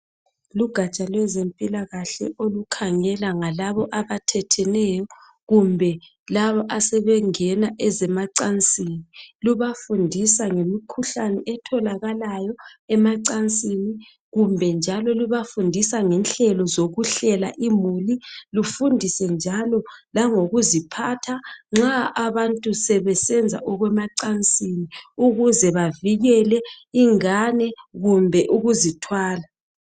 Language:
North Ndebele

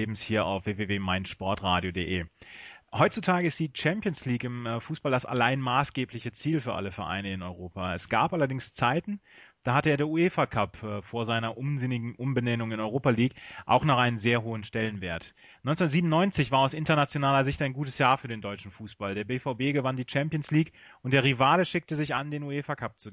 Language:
German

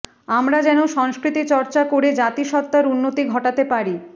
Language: Bangla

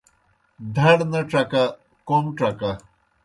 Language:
Kohistani Shina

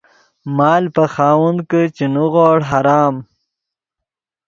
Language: Yidgha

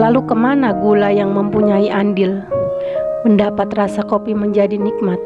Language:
Indonesian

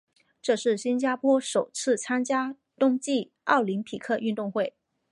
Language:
Chinese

